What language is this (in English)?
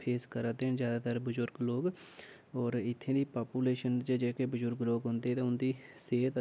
Dogri